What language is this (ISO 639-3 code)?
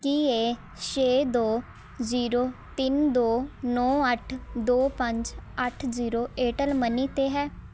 pan